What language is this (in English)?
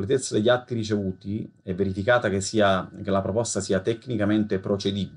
Italian